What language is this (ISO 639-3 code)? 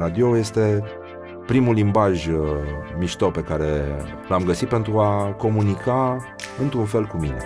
ron